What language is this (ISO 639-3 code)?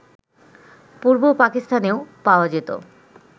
ben